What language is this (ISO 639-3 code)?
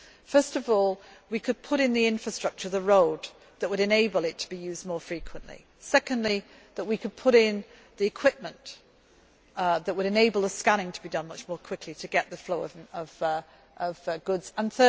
eng